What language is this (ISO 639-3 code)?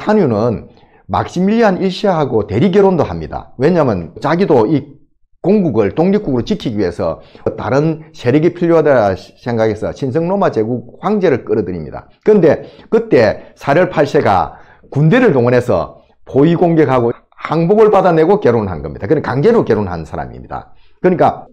kor